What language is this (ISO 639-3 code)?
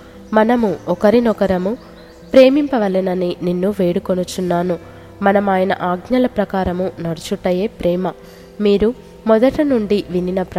tel